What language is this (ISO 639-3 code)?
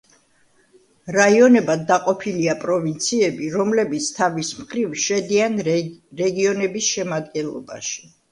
kat